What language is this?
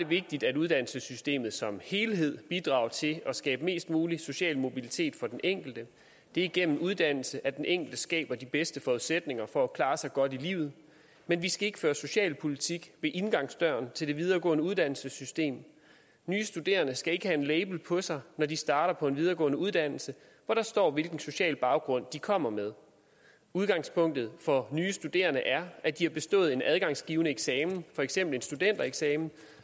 Danish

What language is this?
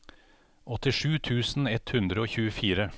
Norwegian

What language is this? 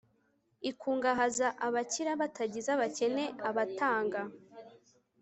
Kinyarwanda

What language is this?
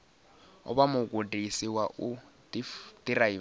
Venda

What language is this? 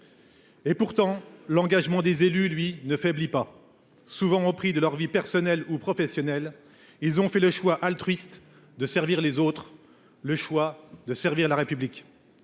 French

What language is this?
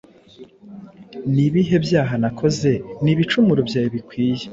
Kinyarwanda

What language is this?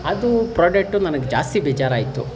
Kannada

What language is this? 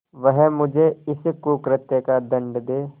Hindi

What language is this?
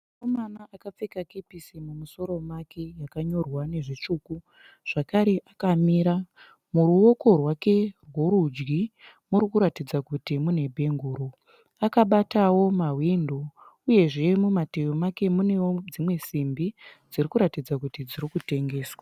Shona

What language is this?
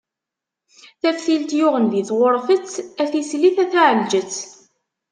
Kabyle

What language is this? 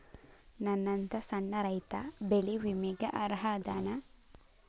Kannada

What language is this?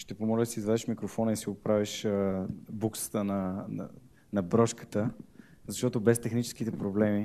Bulgarian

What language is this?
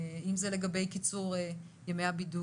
Hebrew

